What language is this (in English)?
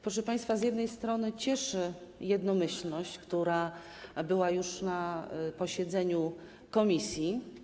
Polish